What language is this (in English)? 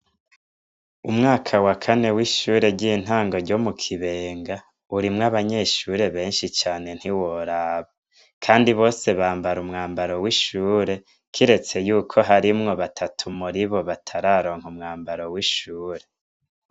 Rundi